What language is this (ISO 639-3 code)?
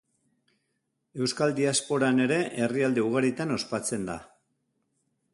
eus